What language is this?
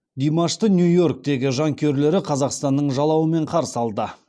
Kazakh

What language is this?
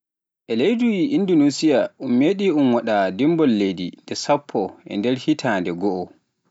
Pular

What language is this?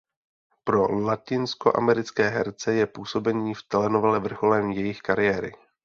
Czech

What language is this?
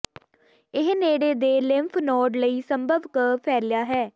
Punjabi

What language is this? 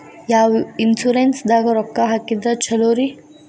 Kannada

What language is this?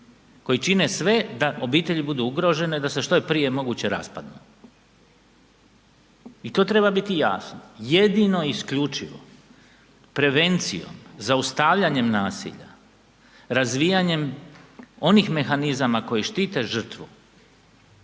Croatian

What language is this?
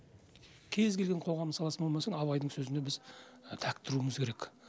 Kazakh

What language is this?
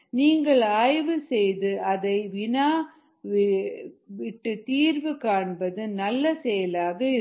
Tamil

